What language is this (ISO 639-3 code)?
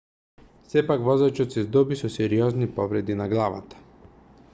mkd